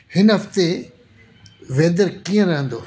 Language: Sindhi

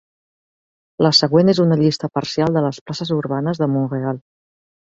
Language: Catalan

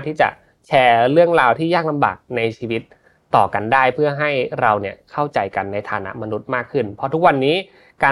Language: Thai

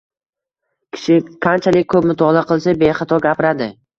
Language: Uzbek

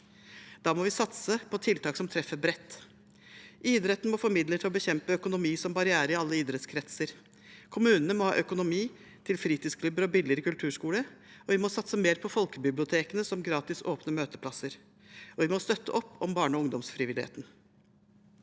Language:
Norwegian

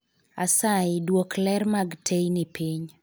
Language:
Luo (Kenya and Tanzania)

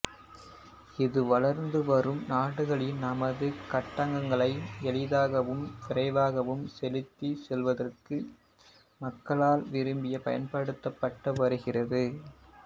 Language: Tamil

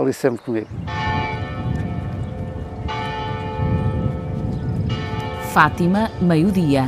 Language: Portuguese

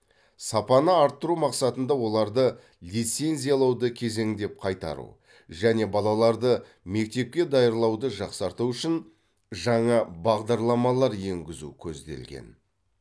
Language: Kazakh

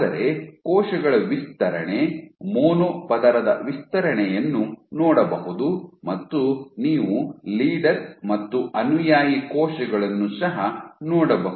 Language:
Kannada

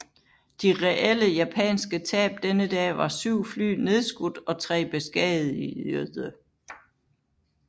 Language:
Danish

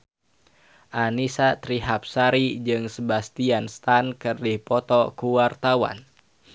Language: Sundanese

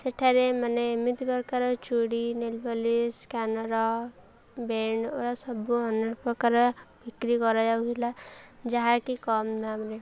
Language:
Odia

